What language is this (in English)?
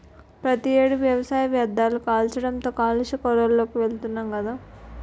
Telugu